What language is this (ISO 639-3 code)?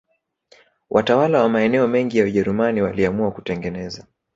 swa